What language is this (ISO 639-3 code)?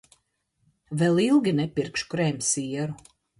lav